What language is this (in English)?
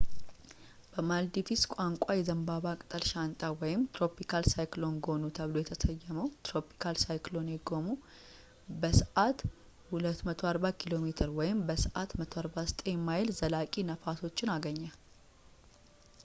Amharic